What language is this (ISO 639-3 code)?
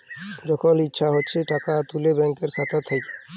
ben